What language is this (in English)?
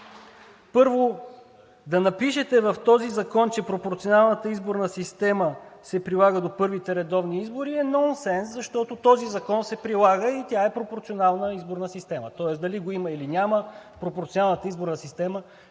Bulgarian